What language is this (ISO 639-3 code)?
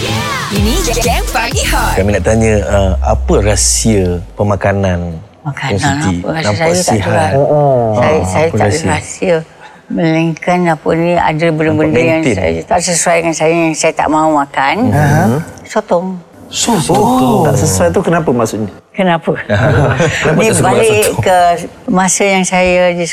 msa